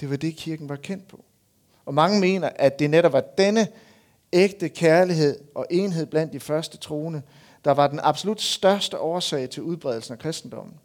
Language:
Danish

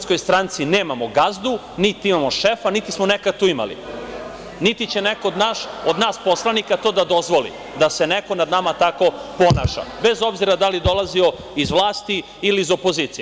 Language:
Serbian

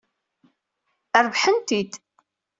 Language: Kabyle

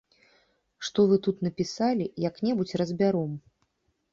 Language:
Belarusian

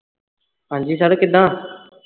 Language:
Punjabi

